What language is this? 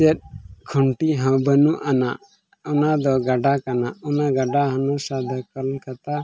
Santali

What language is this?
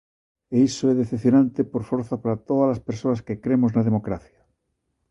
Galician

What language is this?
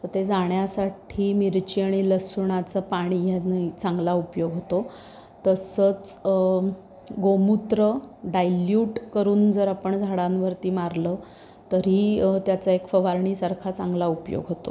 Marathi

